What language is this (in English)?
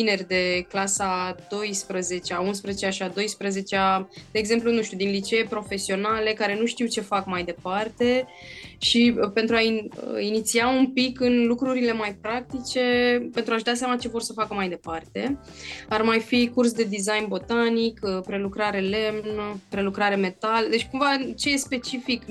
Romanian